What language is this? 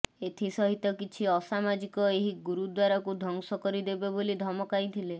Odia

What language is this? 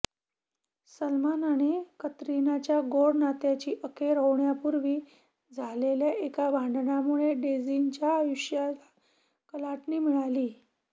Marathi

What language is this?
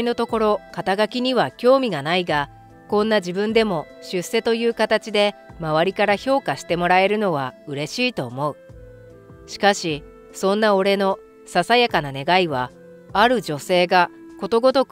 Japanese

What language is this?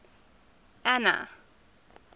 English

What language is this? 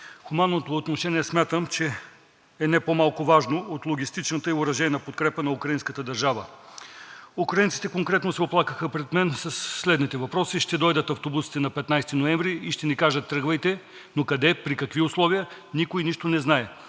Bulgarian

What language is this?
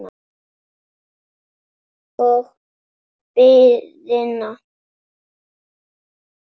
Icelandic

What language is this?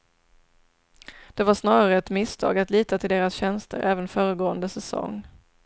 Swedish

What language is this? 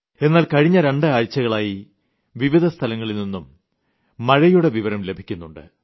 Malayalam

